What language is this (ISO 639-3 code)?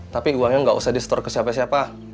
ind